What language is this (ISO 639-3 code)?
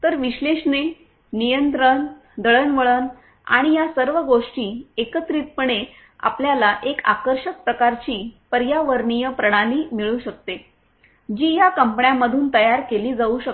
mar